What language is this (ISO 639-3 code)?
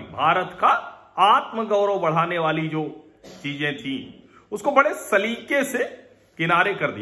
hin